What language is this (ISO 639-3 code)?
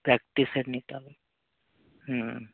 ben